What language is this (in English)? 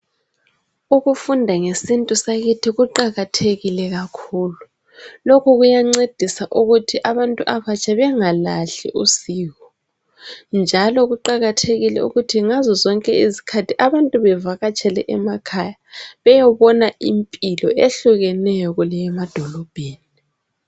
North Ndebele